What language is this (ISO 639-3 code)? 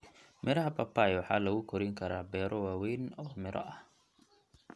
som